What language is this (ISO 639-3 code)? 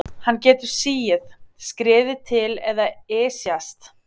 isl